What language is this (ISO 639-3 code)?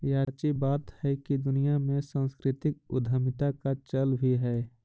mag